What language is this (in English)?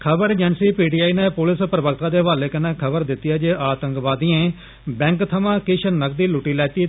Dogri